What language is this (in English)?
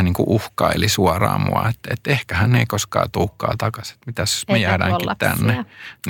Finnish